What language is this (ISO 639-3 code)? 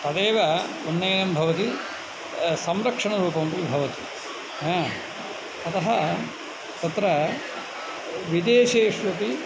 san